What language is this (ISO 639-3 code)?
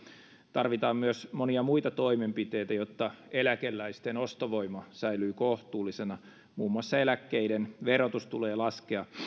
fin